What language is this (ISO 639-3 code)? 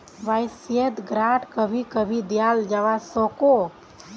mag